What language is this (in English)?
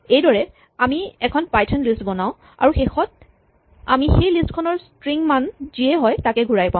Assamese